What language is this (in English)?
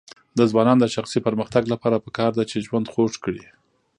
Pashto